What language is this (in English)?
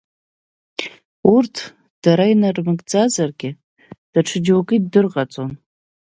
Abkhazian